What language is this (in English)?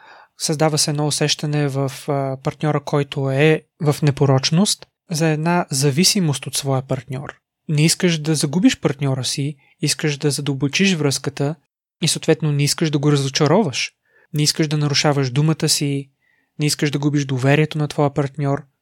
Bulgarian